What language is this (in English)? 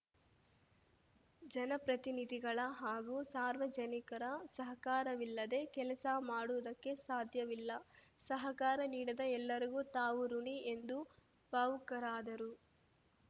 Kannada